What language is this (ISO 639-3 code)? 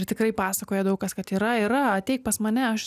lit